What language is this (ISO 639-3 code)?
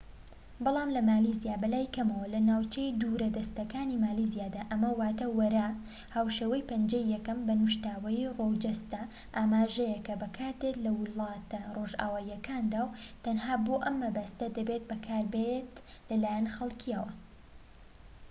ckb